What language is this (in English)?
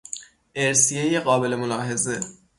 Persian